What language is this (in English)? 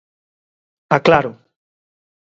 Galician